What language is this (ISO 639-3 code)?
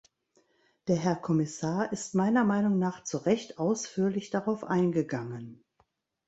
deu